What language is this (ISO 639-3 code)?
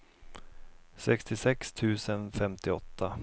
swe